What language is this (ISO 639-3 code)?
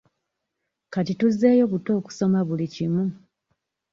lug